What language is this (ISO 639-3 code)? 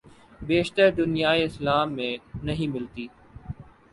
urd